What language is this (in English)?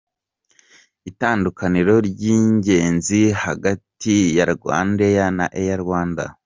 Kinyarwanda